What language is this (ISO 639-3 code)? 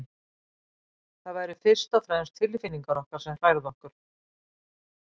isl